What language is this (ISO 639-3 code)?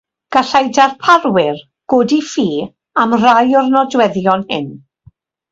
cym